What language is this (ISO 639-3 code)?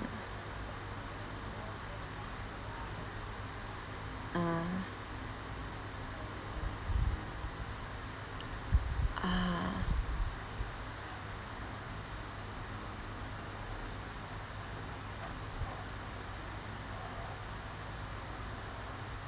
eng